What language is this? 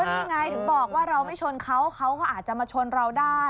Thai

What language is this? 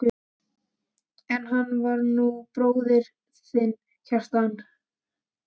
Icelandic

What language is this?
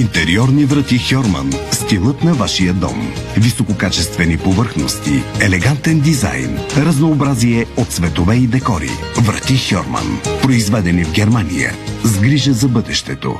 Bulgarian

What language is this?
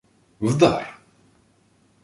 Ukrainian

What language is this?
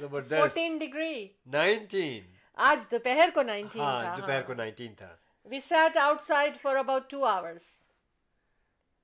Urdu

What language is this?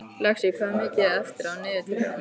Icelandic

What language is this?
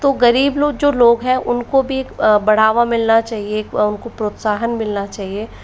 Hindi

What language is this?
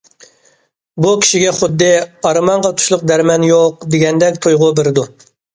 Uyghur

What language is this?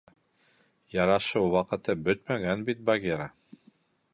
Bashkir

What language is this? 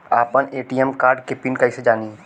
Bhojpuri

